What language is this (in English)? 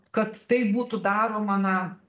Lithuanian